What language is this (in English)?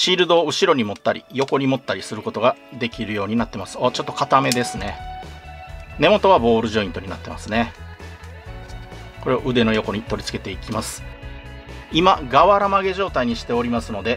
Japanese